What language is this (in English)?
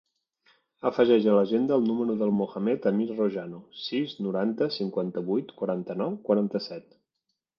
Catalan